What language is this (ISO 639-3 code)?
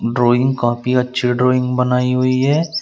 hin